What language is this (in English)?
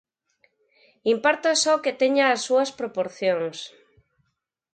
Galician